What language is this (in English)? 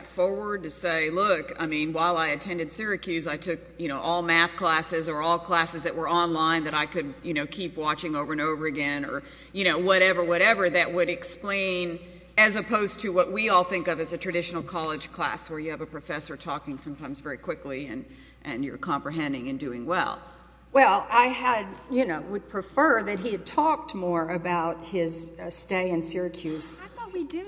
English